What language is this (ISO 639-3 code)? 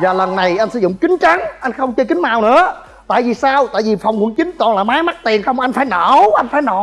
vie